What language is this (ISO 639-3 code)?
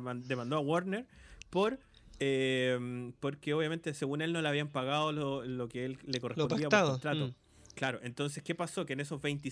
spa